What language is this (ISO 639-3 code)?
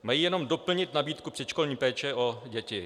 ces